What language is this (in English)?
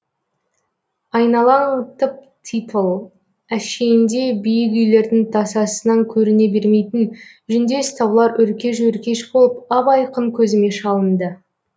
Kazakh